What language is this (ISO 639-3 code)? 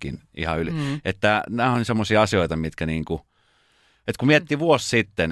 fin